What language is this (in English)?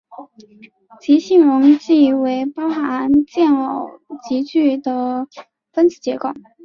Chinese